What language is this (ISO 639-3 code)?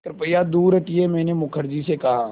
hin